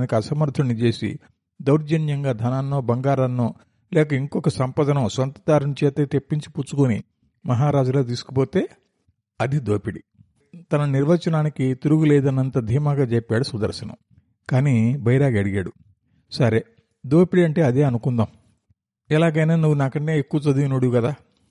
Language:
Telugu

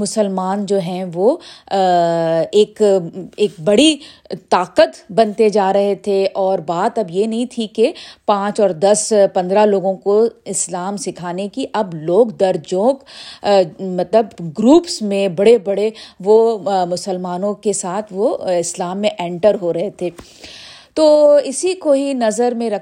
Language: Urdu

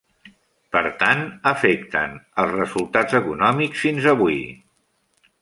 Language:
Catalan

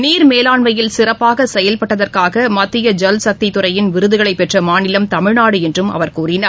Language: Tamil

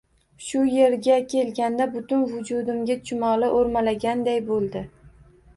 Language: Uzbek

